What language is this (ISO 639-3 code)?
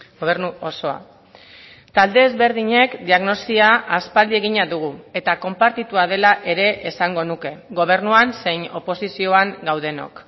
eus